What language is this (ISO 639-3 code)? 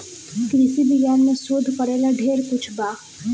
bho